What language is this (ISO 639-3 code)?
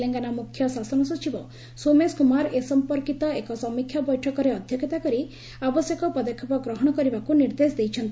ori